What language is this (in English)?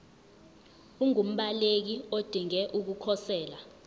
Zulu